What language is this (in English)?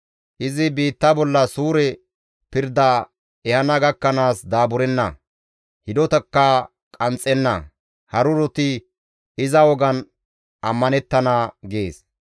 Gamo